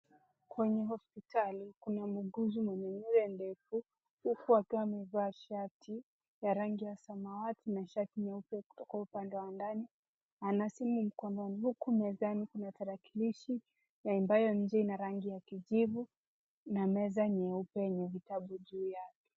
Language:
Swahili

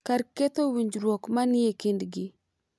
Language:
Luo (Kenya and Tanzania)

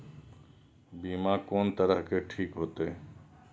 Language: Maithili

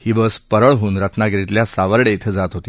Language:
Marathi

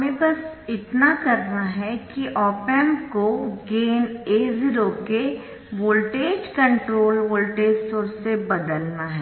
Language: Hindi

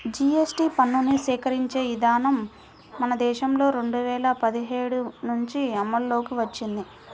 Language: Telugu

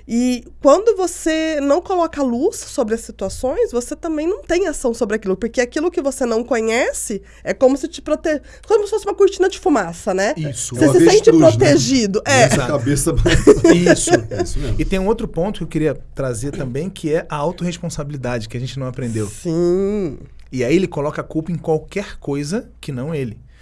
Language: Portuguese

